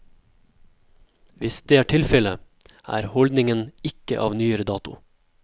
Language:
Norwegian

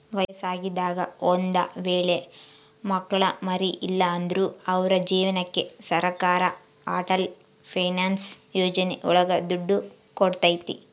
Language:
Kannada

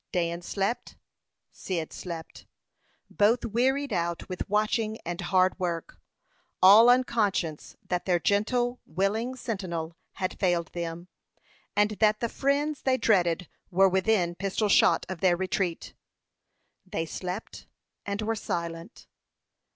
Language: English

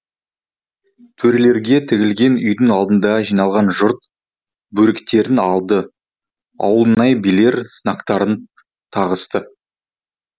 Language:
Kazakh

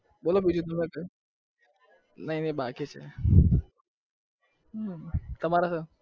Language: Gujarati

